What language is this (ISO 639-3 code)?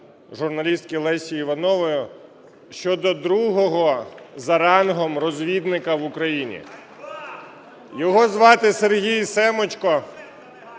ukr